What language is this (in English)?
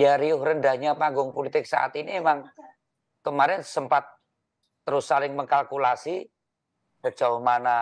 Indonesian